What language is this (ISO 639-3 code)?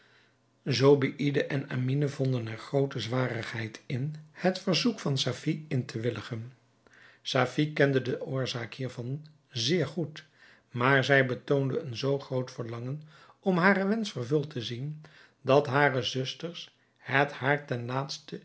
nld